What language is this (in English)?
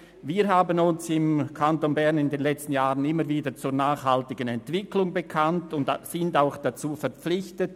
Swiss German